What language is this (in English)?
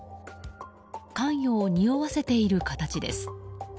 Japanese